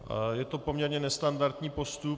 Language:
Czech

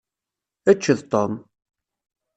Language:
Kabyle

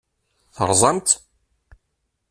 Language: Kabyle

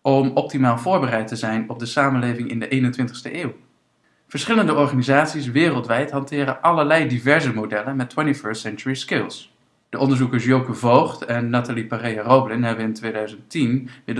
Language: Dutch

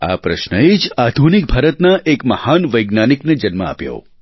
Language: Gujarati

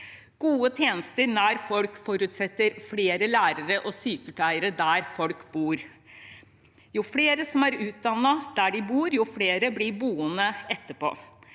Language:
Norwegian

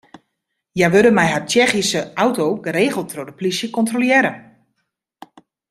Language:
Western Frisian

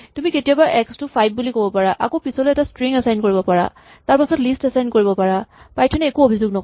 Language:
Assamese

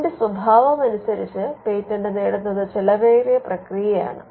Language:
Malayalam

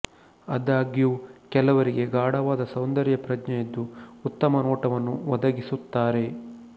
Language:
Kannada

